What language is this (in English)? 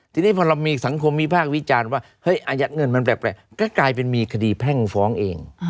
Thai